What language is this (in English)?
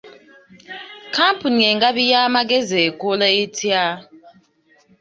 Ganda